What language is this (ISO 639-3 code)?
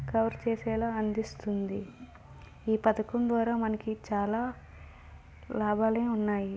tel